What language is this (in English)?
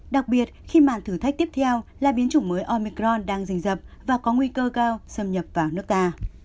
Vietnamese